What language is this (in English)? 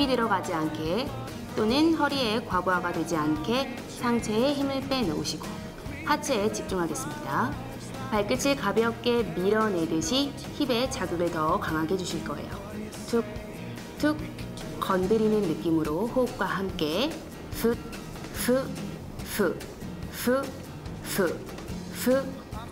Korean